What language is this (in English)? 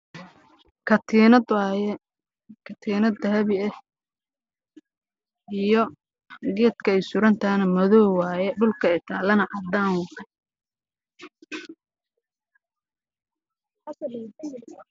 Somali